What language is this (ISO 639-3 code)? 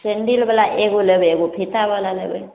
mai